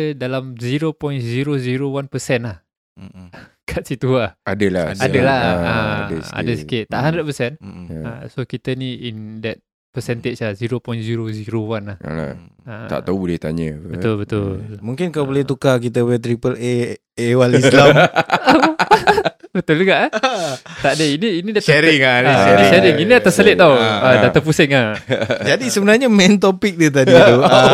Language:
Malay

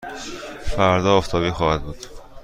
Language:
Persian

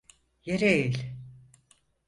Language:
Turkish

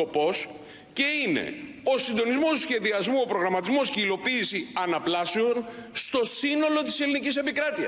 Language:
Greek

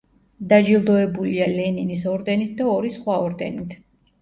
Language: Georgian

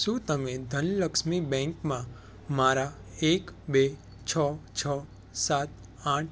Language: Gujarati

